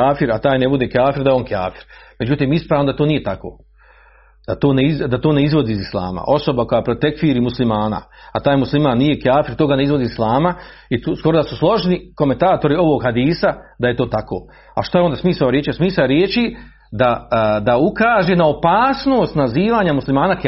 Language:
Croatian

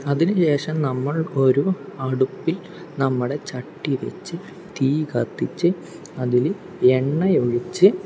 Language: Malayalam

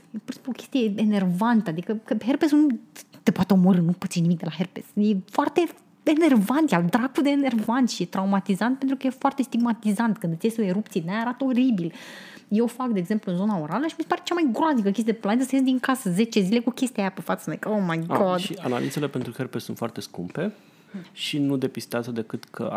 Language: Romanian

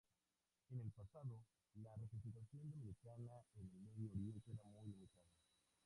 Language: Spanish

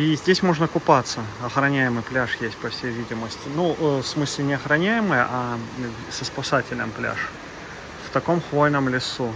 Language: Russian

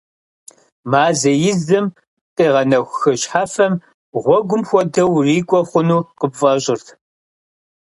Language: Kabardian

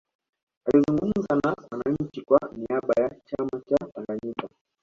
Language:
Swahili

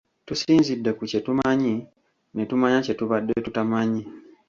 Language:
Ganda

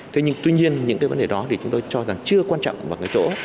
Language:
Vietnamese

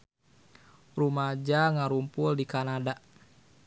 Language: Sundanese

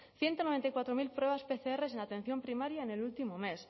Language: Spanish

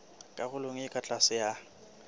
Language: Southern Sotho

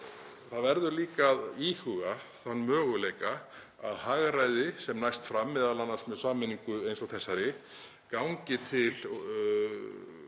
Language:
Icelandic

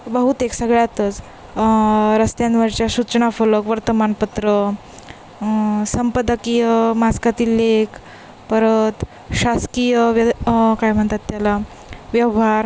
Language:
Marathi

